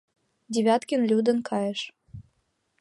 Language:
Mari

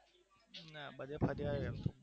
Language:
Gujarati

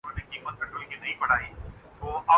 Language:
Urdu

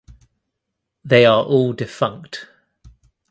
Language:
English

